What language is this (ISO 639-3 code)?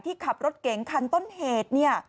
tha